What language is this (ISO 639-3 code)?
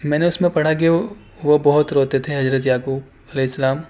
urd